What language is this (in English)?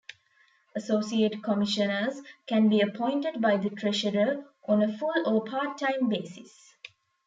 English